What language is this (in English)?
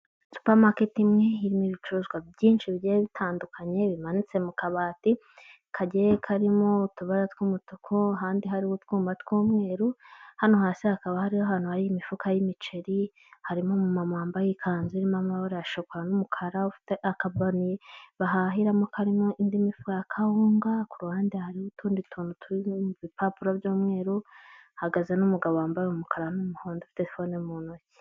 Kinyarwanda